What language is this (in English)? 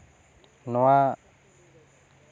Santali